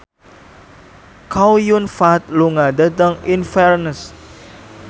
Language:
Javanese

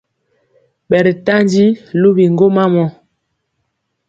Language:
Mpiemo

